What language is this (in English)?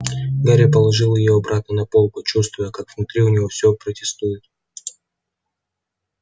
Russian